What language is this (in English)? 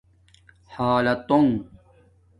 Domaaki